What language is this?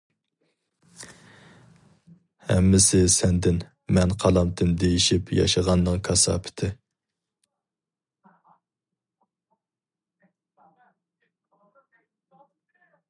Uyghur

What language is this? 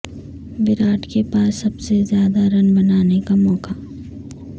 Urdu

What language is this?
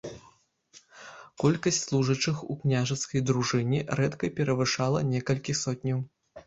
Belarusian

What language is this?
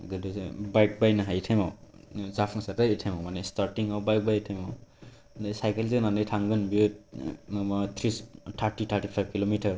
Bodo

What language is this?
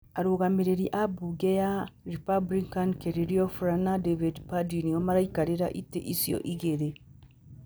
Kikuyu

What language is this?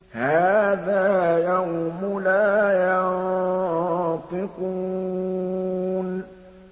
Arabic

